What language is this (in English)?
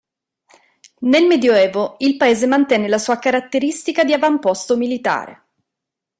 Italian